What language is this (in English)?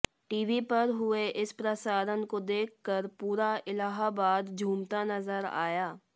Hindi